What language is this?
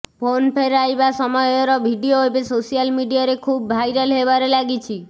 Odia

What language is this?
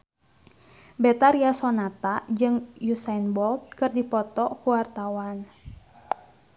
Sundanese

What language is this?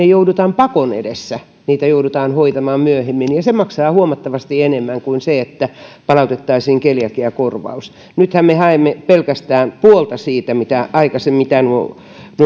Finnish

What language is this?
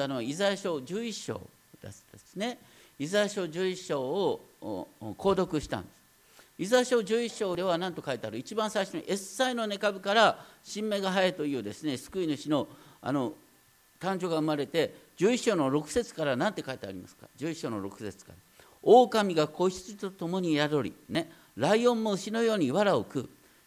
Japanese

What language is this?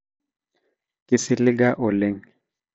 Masai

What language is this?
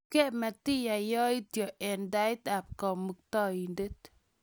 Kalenjin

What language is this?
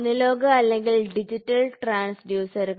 Malayalam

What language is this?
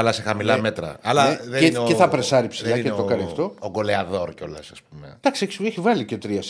Greek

